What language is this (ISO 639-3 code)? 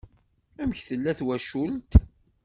kab